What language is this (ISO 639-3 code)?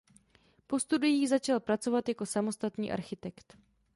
ces